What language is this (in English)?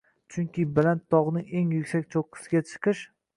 Uzbek